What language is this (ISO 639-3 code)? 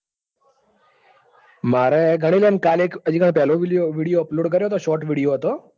guj